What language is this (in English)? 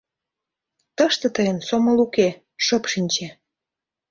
Mari